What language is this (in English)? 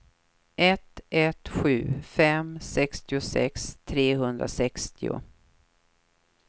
Swedish